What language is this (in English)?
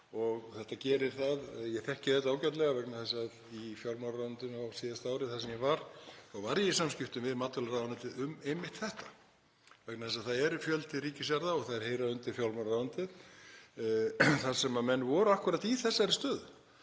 Icelandic